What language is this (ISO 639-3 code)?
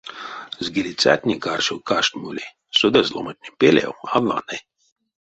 myv